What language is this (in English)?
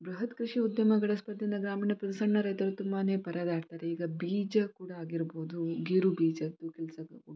Kannada